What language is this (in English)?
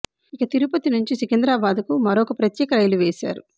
Telugu